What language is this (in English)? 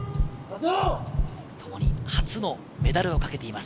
Japanese